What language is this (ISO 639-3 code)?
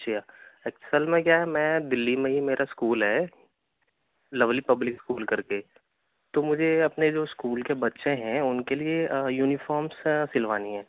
urd